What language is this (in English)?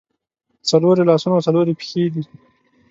Pashto